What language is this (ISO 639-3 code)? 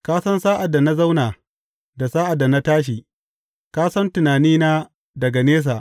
hau